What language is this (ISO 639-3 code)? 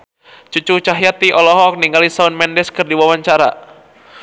sun